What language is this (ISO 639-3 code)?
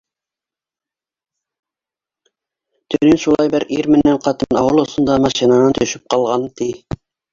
bak